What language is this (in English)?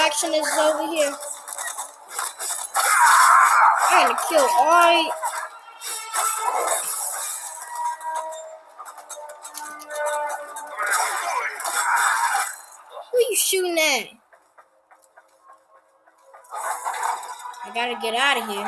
English